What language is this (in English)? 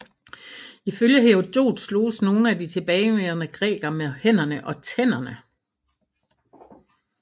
Danish